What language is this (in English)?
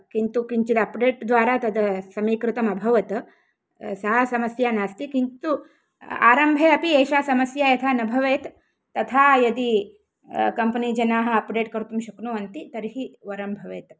Sanskrit